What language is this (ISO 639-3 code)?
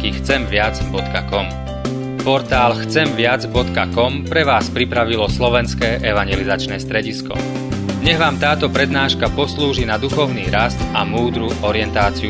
slk